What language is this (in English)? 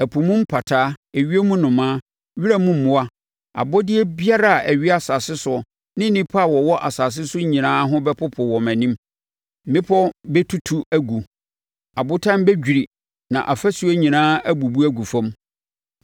Akan